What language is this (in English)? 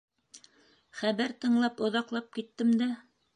Bashkir